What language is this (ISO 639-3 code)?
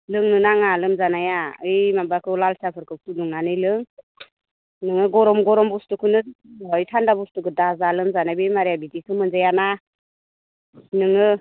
brx